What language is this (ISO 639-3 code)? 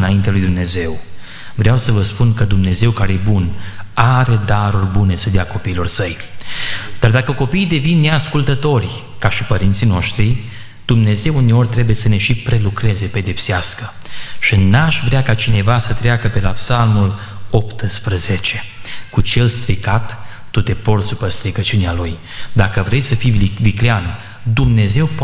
ron